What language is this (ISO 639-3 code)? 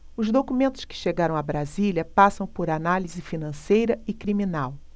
por